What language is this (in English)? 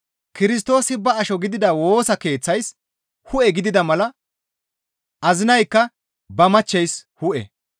Gamo